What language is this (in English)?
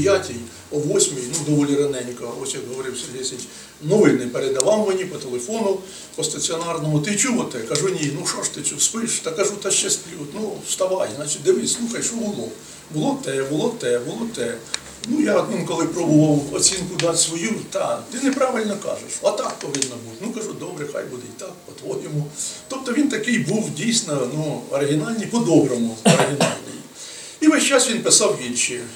Ukrainian